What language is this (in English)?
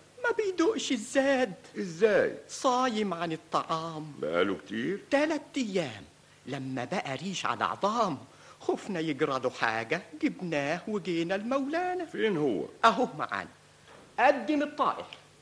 Arabic